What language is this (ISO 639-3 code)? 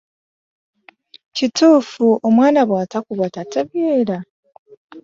lug